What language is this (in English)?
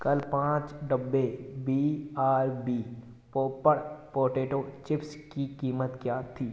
Hindi